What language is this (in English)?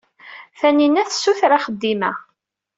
Kabyle